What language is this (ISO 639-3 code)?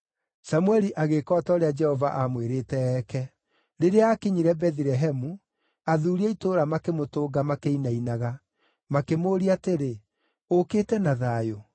kik